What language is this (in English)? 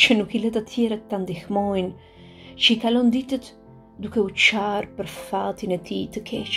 Romanian